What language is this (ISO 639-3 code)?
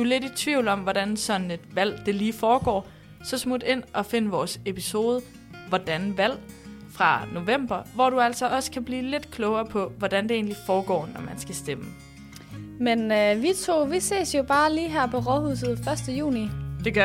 dan